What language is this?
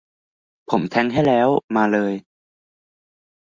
Thai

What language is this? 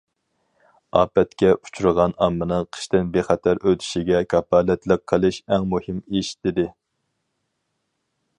Uyghur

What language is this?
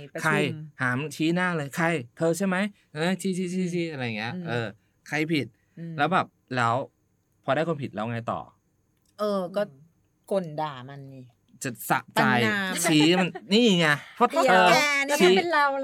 Thai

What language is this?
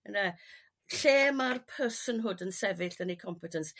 Welsh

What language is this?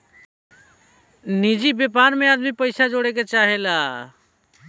Bhojpuri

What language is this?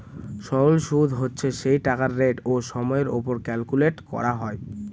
Bangla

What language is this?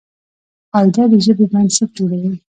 Pashto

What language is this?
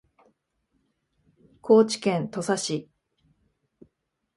Japanese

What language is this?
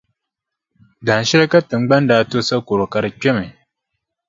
Dagbani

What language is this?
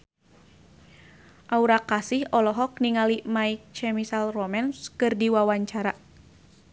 Sundanese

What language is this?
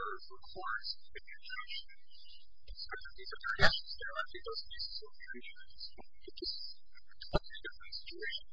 English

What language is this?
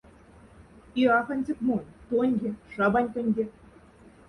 Moksha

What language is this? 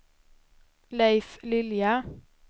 Swedish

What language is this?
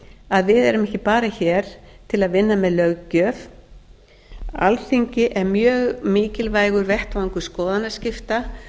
Icelandic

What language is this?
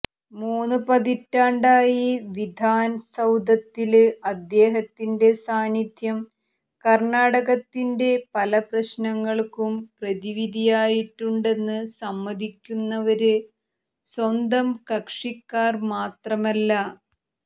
Malayalam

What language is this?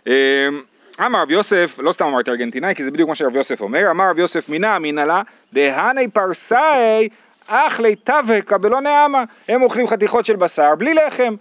Hebrew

